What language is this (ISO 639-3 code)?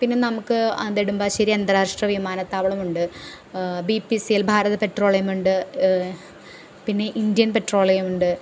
mal